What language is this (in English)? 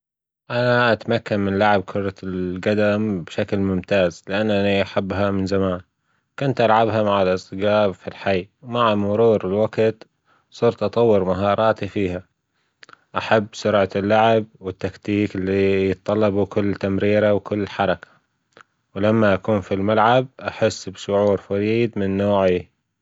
Gulf Arabic